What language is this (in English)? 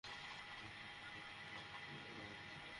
Bangla